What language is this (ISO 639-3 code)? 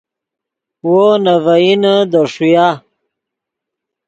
ydg